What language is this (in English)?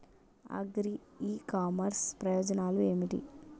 Telugu